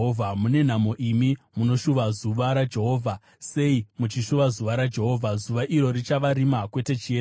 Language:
Shona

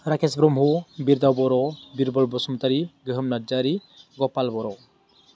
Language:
Bodo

